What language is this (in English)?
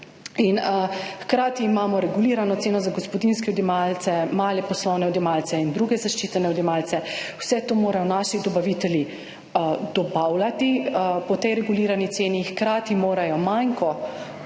Slovenian